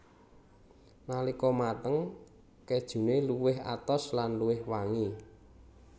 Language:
Javanese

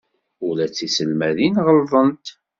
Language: Kabyle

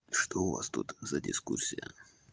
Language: Russian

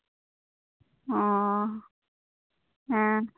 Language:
Santali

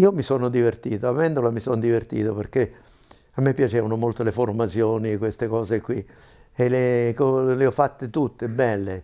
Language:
Italian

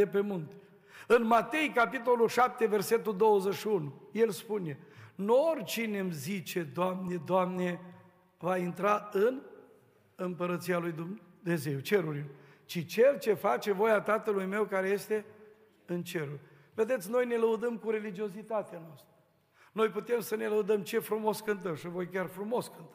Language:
Romanian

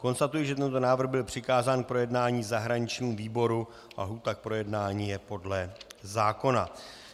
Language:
Czech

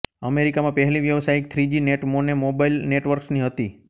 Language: Gujarati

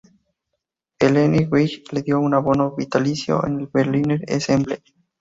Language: Spanish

